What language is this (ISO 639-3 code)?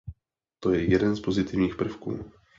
ces